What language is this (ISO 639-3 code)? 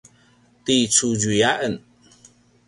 pwn